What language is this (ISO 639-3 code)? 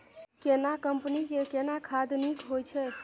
mai